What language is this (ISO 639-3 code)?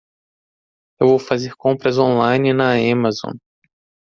por